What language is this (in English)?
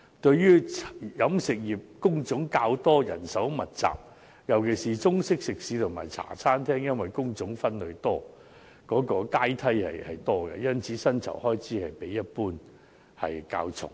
Cantonese